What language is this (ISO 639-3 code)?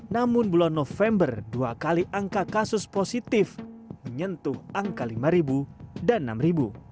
ind